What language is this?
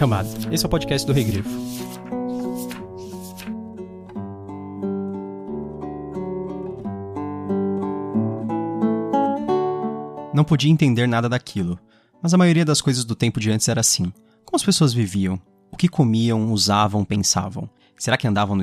Portuguese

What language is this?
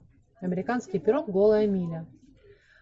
Russian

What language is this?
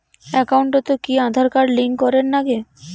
Bangla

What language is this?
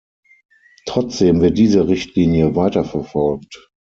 German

